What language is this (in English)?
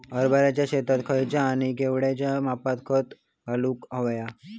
Marathi